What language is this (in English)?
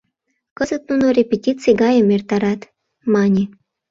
Mari